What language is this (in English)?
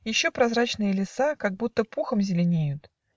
Russian